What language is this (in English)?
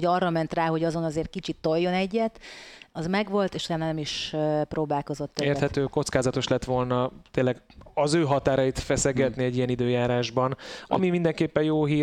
Hungarian